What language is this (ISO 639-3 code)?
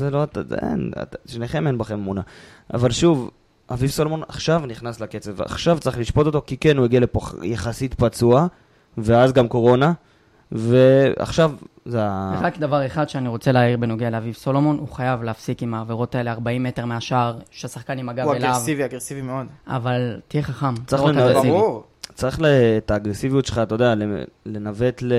heb